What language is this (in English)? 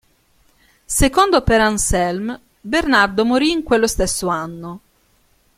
Italian